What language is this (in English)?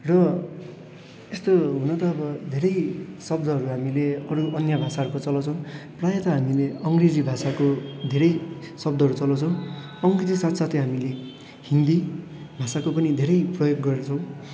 Nepali